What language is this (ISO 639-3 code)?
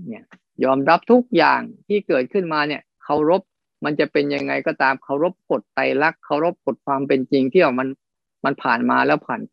tha